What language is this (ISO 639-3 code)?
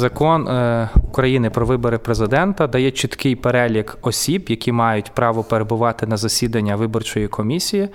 ukr